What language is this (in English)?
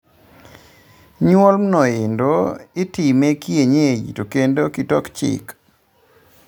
Luo (Kenya and Tanzania)